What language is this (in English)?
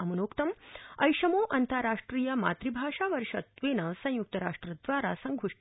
Sanskrit